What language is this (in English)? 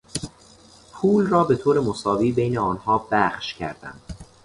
Persian